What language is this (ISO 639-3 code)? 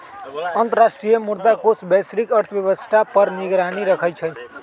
mag